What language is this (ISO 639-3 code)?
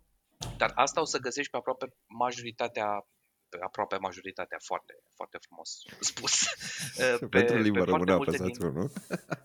ron